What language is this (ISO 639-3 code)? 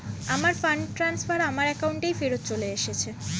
ben